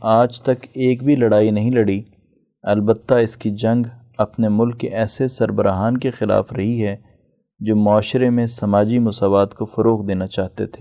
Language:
Urdu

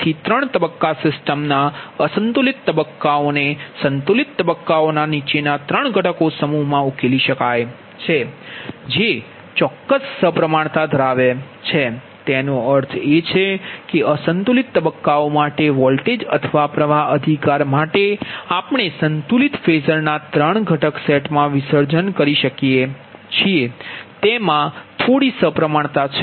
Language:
Gujarati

